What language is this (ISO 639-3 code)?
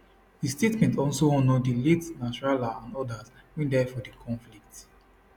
pcm